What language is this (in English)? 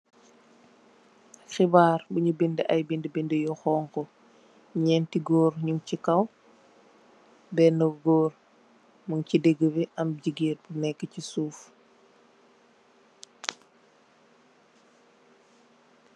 Wolof